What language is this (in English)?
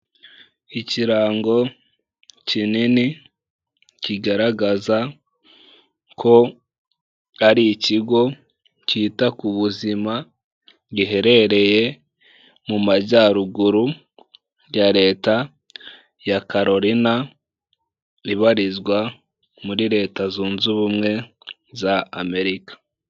Kinyarwanda